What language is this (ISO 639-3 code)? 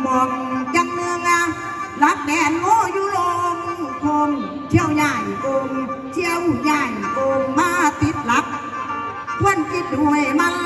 tha